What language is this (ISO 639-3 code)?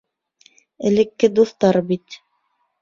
bak